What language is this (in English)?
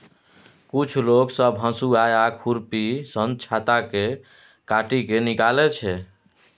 Maithili